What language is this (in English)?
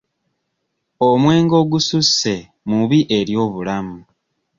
Ganda